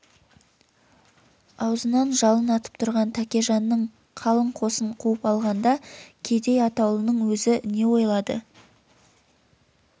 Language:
Kazakh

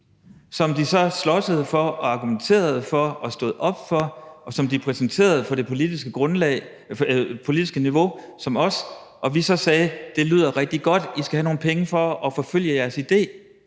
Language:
Danish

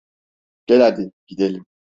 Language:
Turkish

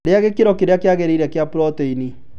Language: Kikuyu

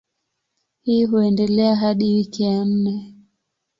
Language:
Swahili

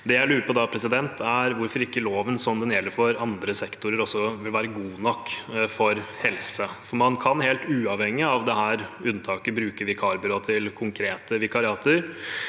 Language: Norwegian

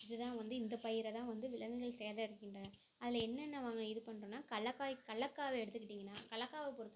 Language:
Tamil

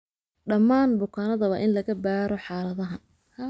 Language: Somali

